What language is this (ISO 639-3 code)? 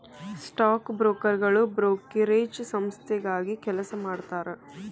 kan